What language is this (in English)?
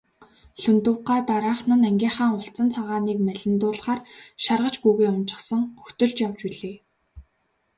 Mongolian